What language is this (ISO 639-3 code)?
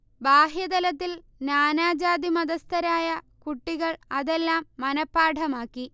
mal